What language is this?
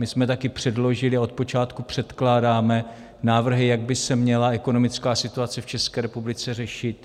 Czech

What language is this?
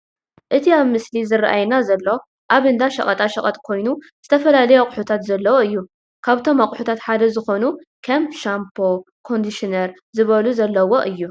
Tigrinya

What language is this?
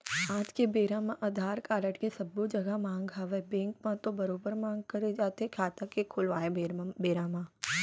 Chhattisgarhi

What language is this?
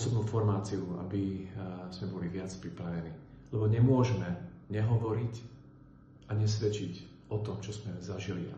Slovak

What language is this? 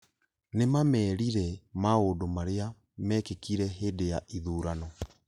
Kikuyu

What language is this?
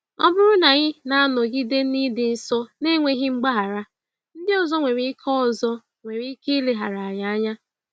Igbo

